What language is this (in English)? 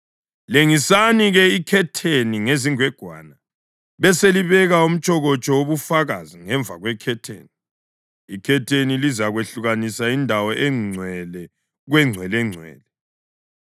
North Ndebele